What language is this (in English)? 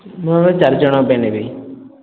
Odia